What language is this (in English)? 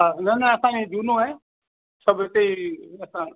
Sindhi